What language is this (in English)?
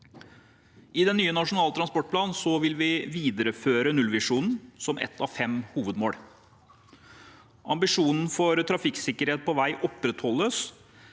Norwegian